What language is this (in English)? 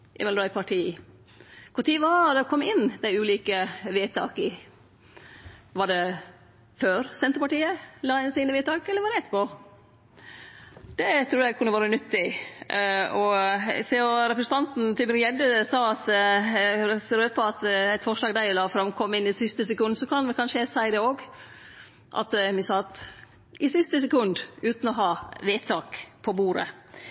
Norwegian Nynorsk